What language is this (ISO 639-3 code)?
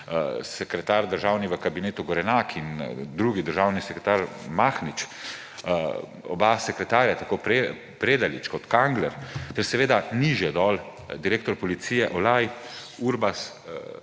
slv